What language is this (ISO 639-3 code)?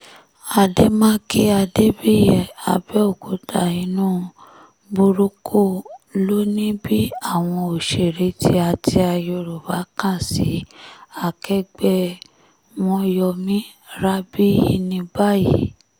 yor